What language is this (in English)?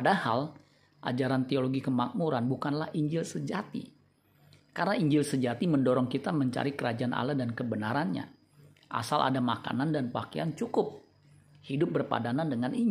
Indonesian